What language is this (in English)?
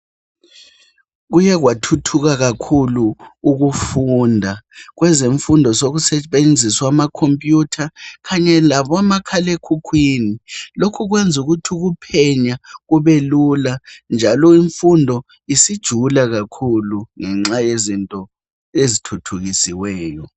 North Ndebele